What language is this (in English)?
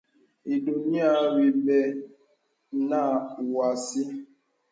Bebele